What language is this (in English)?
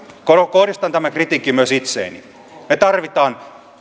Finnish